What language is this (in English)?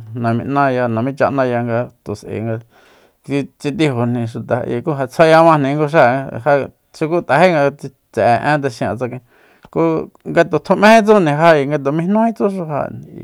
Soyaltepec Mazatec